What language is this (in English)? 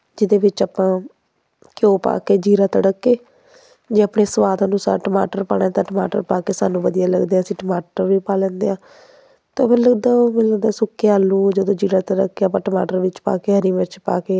Punjabi